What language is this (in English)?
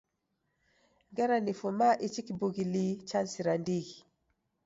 Taita